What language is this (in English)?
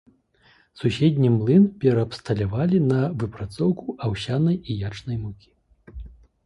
Belarusian